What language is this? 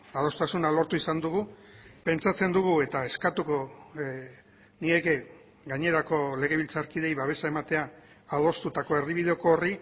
Basque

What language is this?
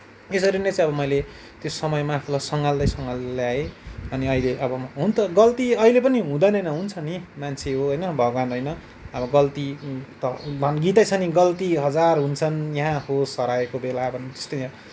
Nepali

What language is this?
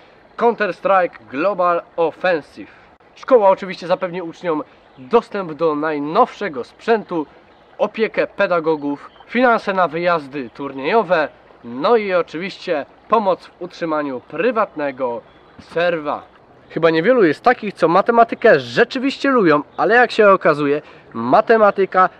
Polish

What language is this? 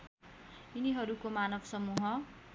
Nepali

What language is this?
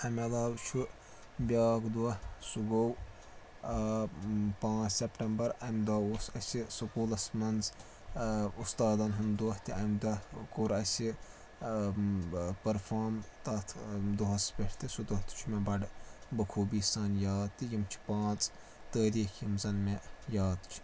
Kashmiri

